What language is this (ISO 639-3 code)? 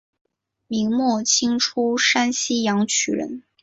zho